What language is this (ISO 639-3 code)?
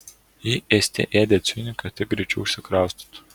lit